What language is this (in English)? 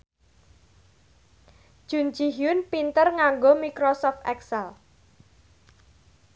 Javanese